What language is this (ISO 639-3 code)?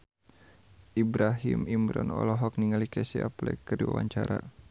sun